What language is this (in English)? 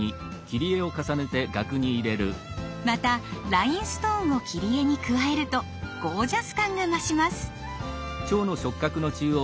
Japanese